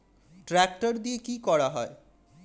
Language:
Bangla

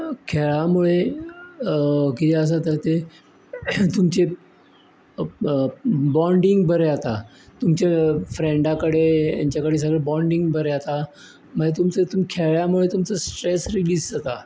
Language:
Konkani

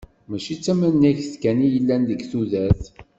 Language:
Kabyle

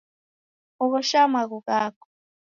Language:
Taita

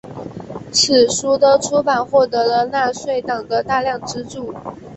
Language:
Chinese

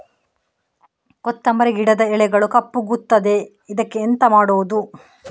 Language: Kannada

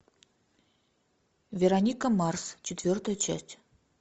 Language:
Russian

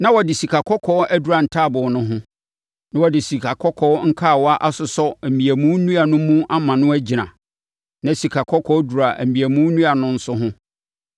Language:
Akan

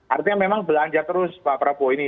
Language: Indonesian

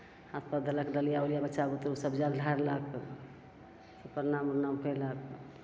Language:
Maithili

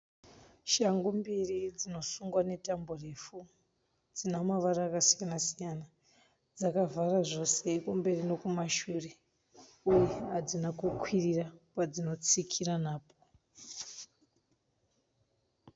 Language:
Shona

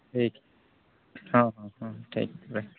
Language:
Santali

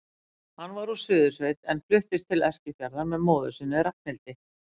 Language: Icelandic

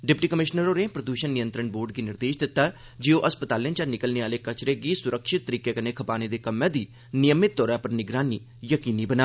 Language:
Dogri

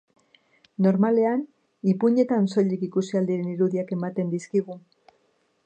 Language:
Basque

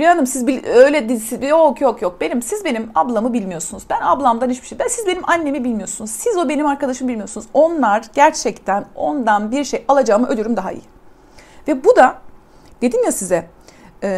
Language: Turkish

